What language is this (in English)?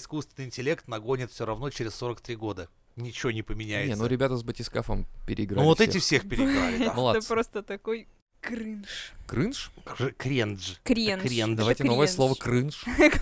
Russian